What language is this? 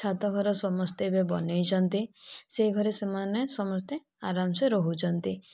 Odia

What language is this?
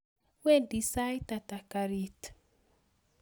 Kalenjin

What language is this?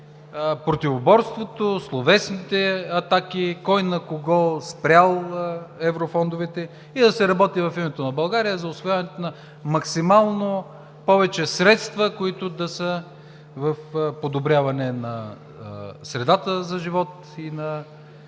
Bulgarian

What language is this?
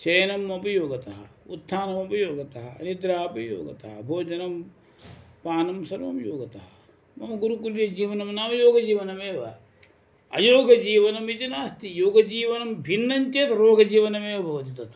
Sanskrit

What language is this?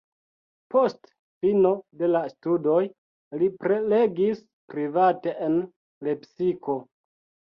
Esperanto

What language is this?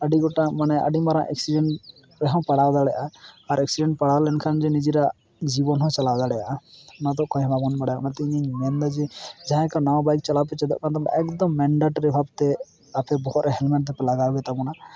Santali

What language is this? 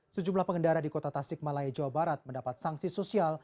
Indonesian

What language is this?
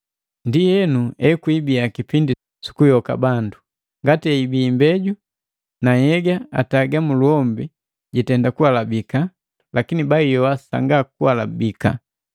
Matengo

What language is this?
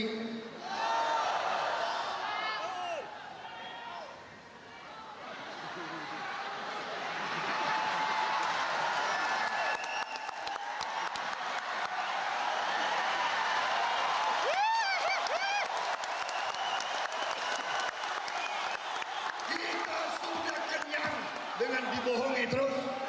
Indonesian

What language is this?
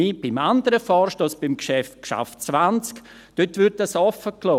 Swiss German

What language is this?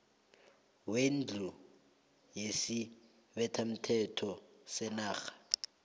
South Ndebele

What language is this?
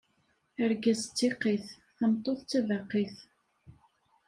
Kabyle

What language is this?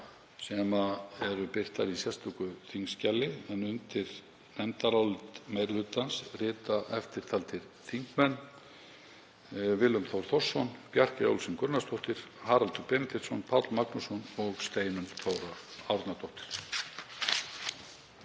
Icelandic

